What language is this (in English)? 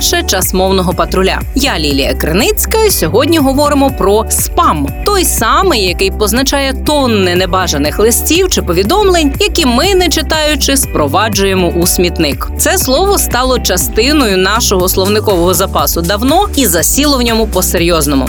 Ukrainian